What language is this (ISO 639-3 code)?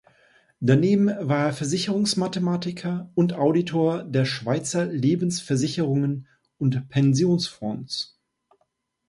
deu